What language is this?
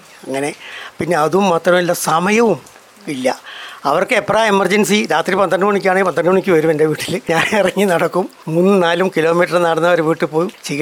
Malayalam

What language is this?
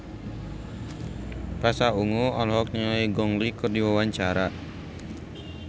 Sundanese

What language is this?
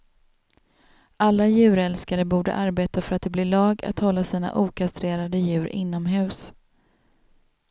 Swedish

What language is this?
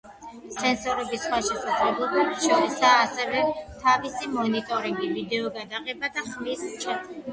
Georgian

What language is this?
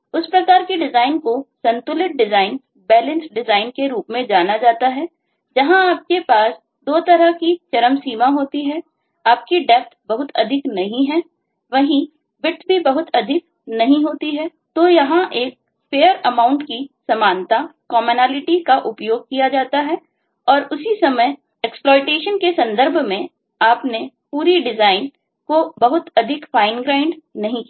Hindi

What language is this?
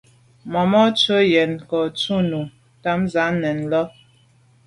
Medumba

